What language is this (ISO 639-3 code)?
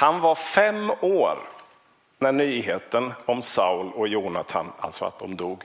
swe